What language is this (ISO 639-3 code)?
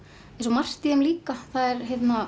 isl